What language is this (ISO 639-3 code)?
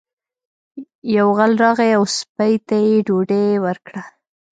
pus